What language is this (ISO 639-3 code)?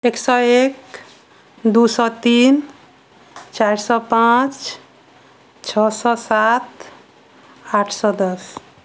mai